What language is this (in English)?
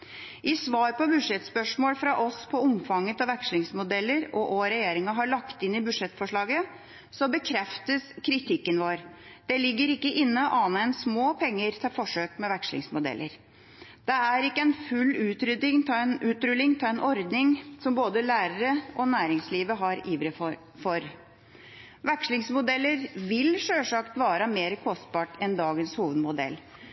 Norwegian Bokmål